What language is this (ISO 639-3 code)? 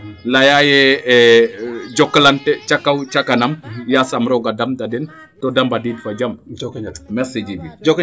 srr